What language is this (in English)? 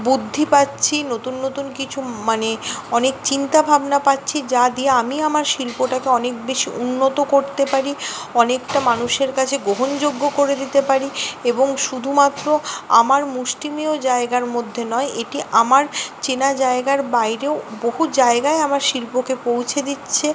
Bangla